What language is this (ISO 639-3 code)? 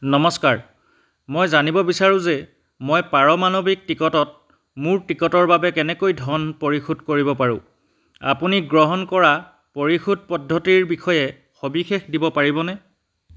asm